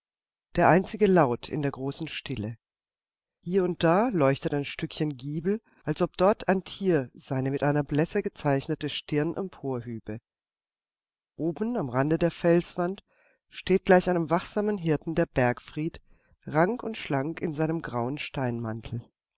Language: German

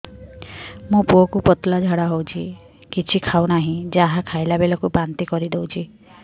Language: Odia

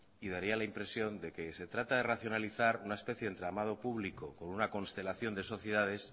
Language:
Spanish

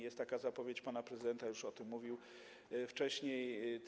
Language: Polish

